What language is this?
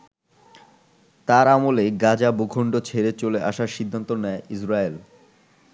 Bangla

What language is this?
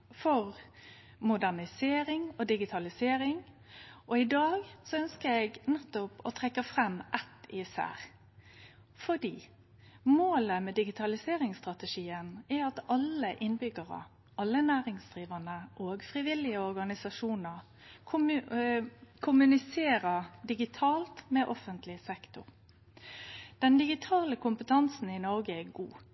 Norwegian Nynorsk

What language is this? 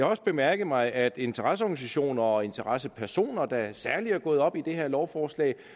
Danish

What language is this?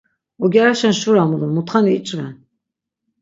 Laz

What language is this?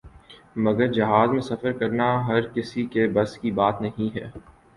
Urdu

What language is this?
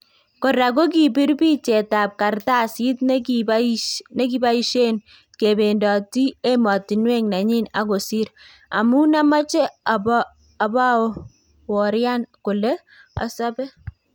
Kalenjin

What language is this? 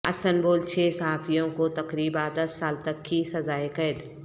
Urdu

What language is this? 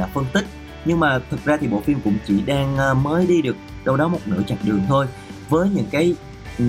Vietnamese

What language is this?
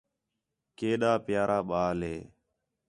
Khetrani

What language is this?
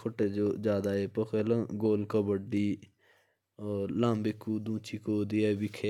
Jaunsari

